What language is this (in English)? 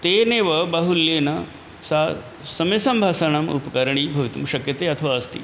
Sanskrit